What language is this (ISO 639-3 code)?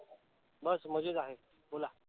mar